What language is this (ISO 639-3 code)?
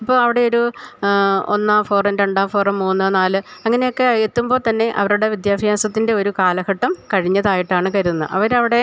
mal